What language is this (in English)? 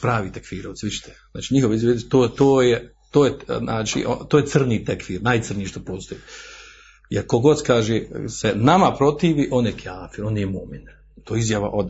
Croatian